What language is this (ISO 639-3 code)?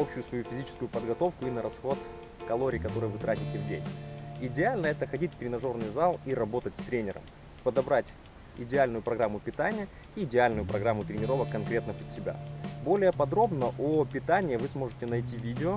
rus